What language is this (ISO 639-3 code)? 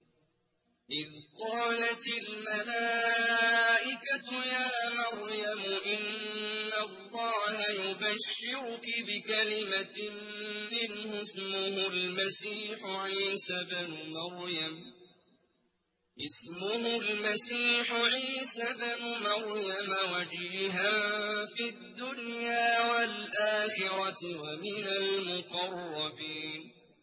ara